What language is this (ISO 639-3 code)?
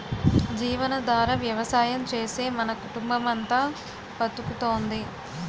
tel